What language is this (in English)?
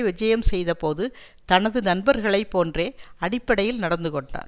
Tamil